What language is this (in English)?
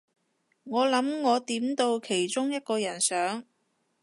Cantonese